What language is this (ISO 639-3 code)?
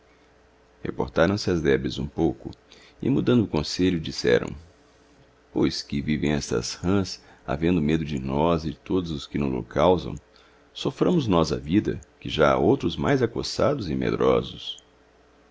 por